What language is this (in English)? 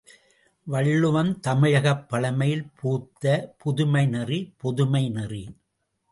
Tamil